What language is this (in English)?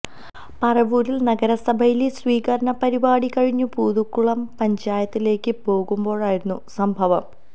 Malayalam